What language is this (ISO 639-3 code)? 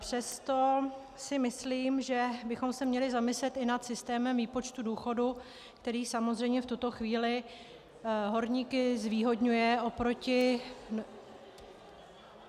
ces